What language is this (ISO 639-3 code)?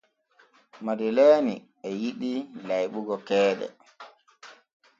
fue